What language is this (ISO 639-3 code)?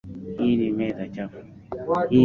swa